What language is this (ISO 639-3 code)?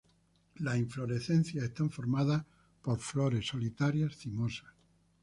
spa